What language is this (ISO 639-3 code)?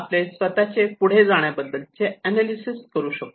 mar